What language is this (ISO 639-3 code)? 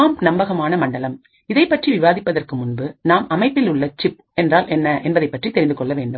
tam